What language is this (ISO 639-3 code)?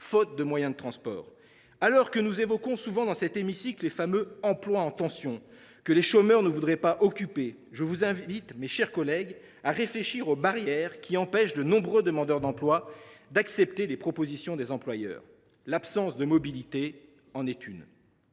fra